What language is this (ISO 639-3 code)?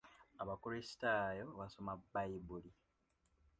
lug